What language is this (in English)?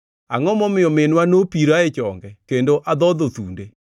Luo (Kenya and Tanzania)